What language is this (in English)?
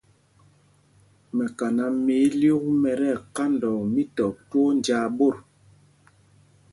Mpumpong